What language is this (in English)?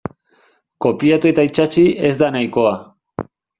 Basque